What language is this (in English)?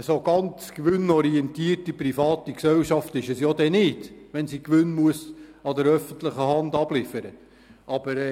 Swiss German